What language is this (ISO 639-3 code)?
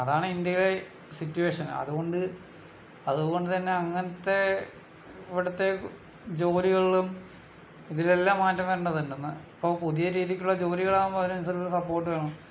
mal